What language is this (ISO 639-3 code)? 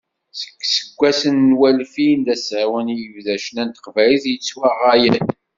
kab